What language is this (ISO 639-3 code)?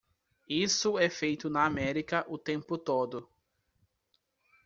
por